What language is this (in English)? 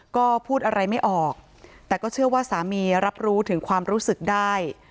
Thai